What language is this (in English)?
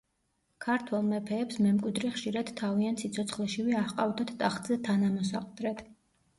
Georgian